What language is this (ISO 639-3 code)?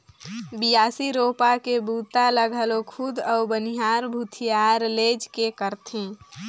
hne